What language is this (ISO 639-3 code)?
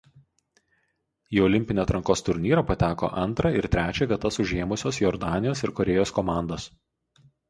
lit